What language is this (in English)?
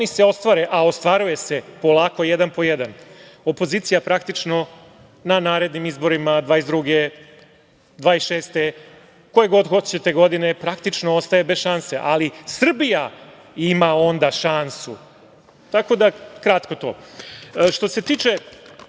Serbian